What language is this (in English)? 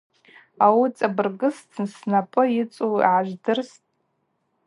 Abaza